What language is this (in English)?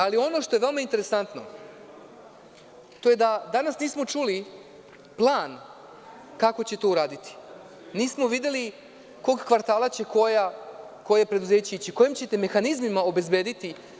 Serbian